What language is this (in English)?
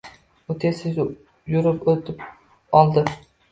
Uzbek